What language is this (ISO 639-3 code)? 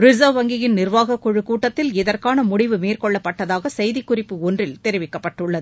tam